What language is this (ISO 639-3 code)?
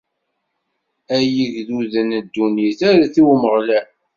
kab